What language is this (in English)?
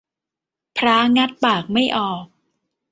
Thai